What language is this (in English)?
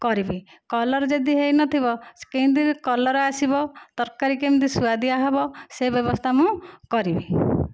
Odia